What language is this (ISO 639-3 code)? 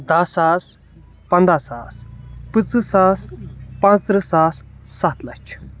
kas